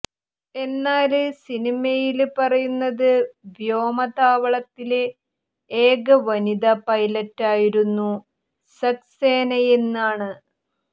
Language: Malayalam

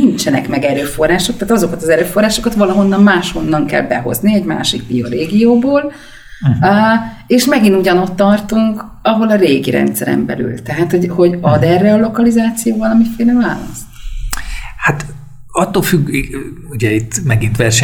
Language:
Hungarian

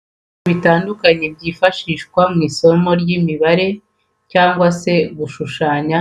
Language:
Kinyarwanda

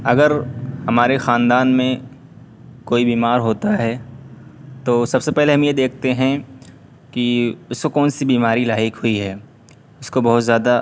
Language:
Urdu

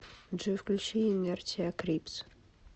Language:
Russian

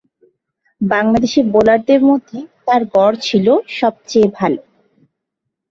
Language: Bangla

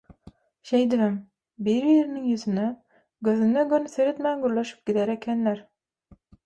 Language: Turkmen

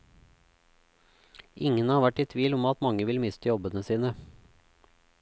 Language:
Norwegian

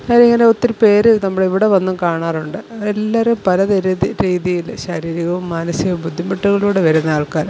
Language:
Malayalam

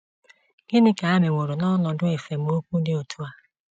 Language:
Igbo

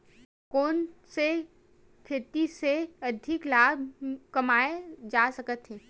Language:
Chhattisgarhi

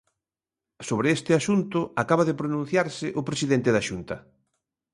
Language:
Galician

